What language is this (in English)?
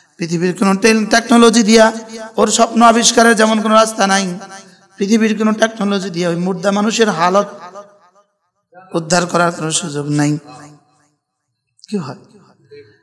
Arabic